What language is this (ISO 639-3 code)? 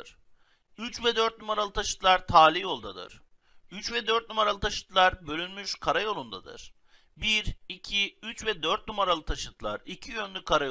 tur